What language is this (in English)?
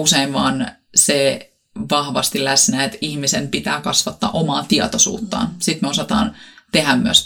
Finnish